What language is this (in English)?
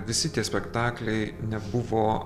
Lithuanian